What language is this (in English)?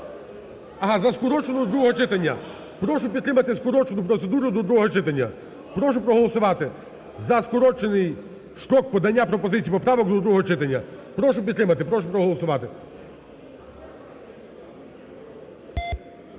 Ukrainian